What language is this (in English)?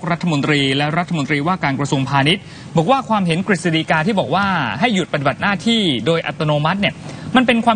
Thai